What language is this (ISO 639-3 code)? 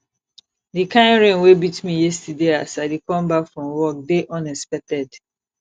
pcm